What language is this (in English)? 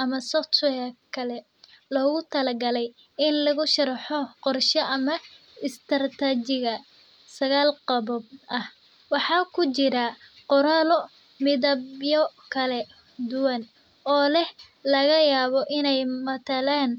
Somali